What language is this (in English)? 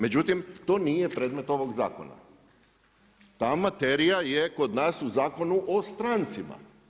Croatian